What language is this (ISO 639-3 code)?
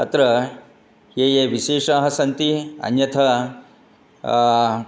san